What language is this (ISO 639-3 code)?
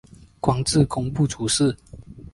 zho